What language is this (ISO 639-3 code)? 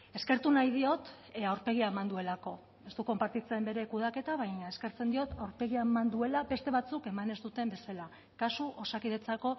eus